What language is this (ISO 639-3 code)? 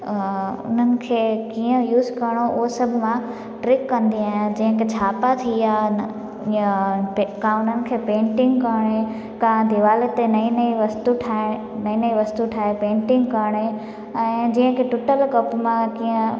snd